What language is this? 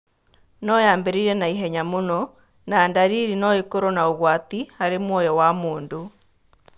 Kikuyu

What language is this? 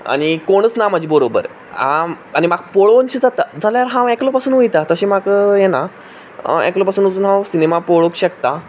Konkani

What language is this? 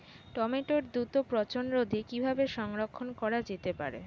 Bangla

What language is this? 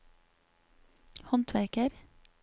Norwegian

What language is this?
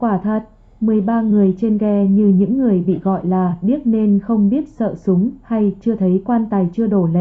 Vietnamese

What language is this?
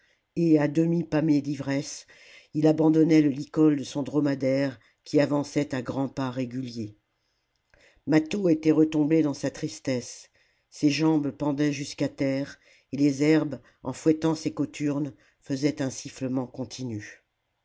French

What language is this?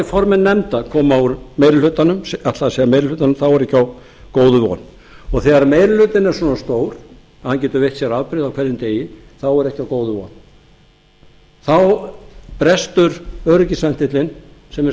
Icelandic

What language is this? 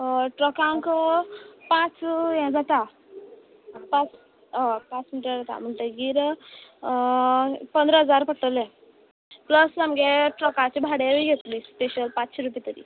Konkani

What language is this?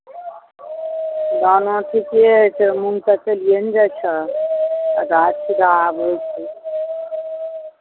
Maithili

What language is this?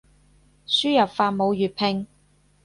Cantonese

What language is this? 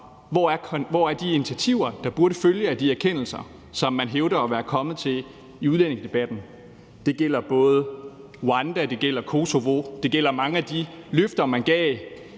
Danish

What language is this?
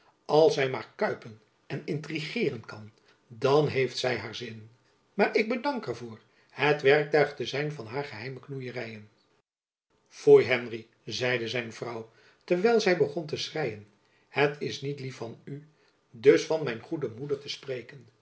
Dutch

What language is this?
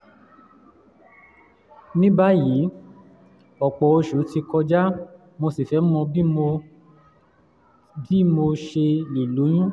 Yoruba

